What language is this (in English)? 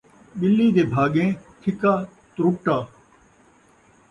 Saraiki